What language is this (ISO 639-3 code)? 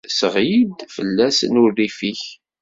kab